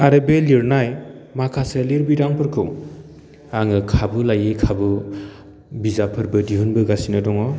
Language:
Bodo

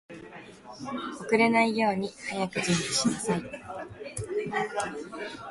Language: Japanese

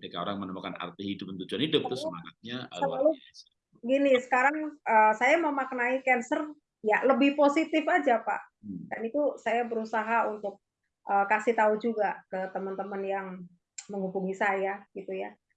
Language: Indonesian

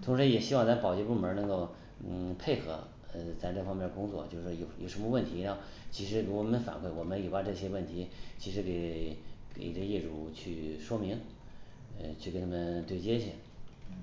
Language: Chinese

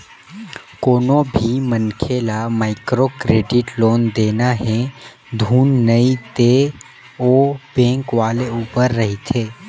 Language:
Chhattisgarhi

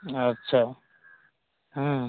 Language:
Maithili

